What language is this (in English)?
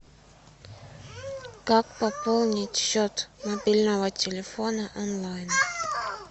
Russian